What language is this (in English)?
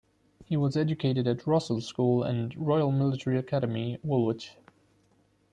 English